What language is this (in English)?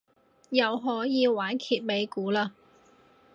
Cantonese